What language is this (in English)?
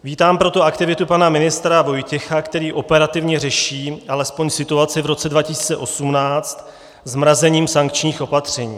Czech